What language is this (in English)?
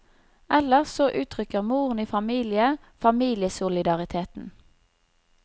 Norwegian